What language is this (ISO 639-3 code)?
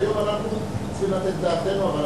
heb